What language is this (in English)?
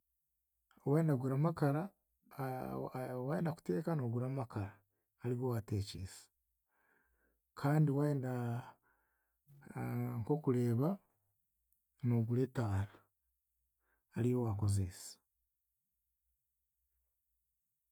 Chiga